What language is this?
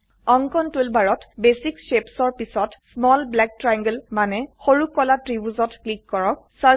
Assamese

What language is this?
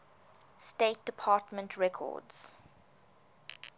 English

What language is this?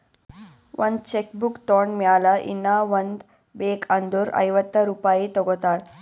Kannada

